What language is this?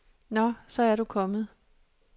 Danish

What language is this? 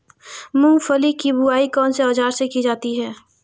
Hindi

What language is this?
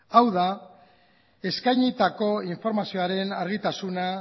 Basque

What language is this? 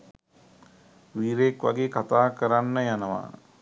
Sinhala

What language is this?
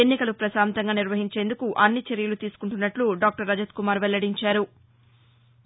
Telugu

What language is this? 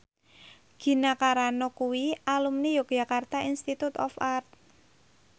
Javanese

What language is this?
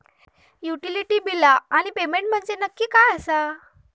Marathi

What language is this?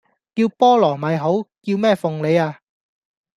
Cantonese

